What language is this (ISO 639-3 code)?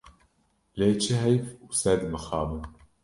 kur